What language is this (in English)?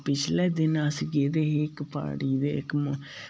Dogri